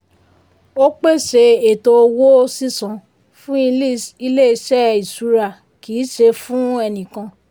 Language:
Yoruba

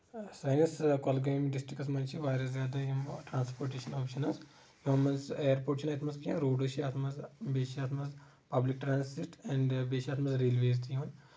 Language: Kashmiri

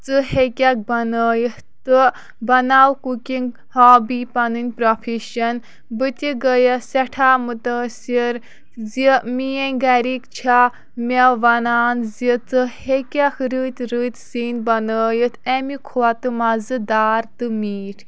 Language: Kashmiri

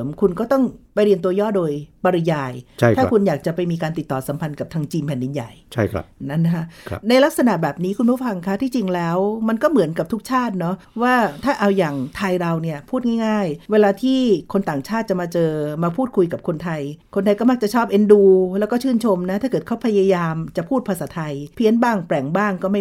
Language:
Thai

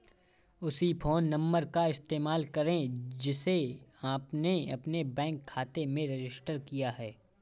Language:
Hindi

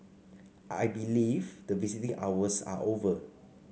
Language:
English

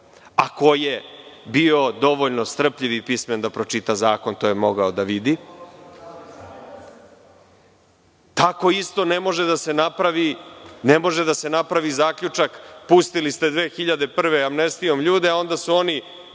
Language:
Serbian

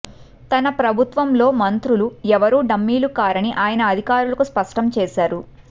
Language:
Telugu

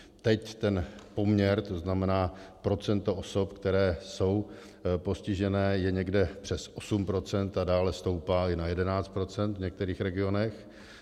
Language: Czech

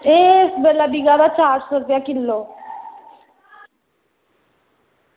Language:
Dogri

